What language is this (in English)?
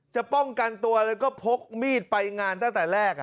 Thai